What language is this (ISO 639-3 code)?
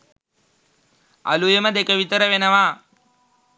sin